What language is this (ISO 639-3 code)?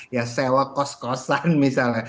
ind